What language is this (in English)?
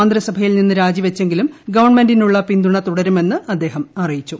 Malayalam